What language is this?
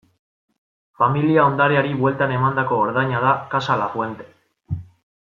Basque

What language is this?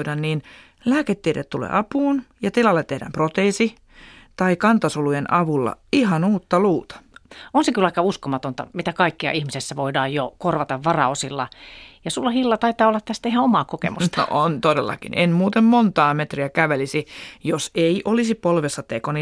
Finnish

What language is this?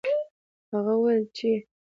Pashto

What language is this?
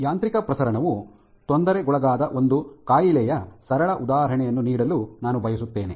Kannada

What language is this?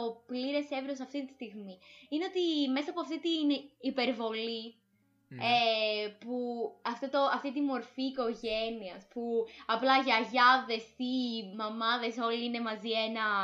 Greek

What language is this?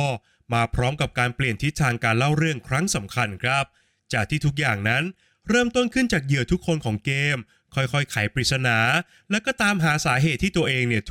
Thai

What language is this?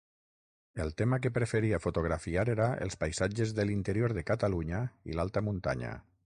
Catalan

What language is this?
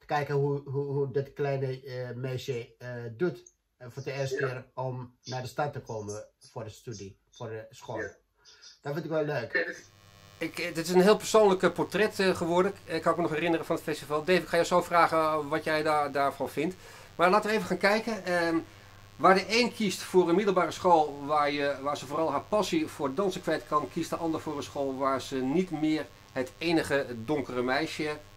Dutch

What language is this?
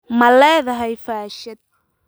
Somali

